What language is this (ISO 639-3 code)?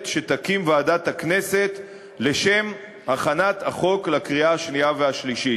heb